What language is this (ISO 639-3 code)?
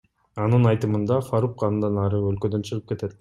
kir